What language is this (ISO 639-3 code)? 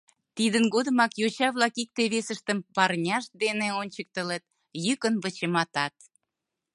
chm